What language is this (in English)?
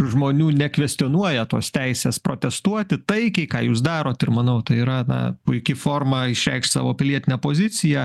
Lithuanian